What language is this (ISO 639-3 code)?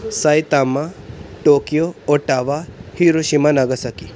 pan